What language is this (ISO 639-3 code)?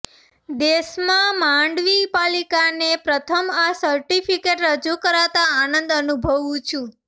guj